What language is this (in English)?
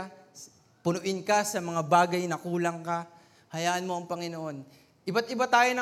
Filipino